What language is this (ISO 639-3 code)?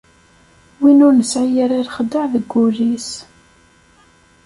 kab